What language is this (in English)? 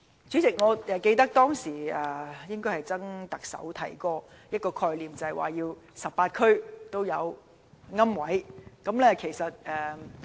Cantonese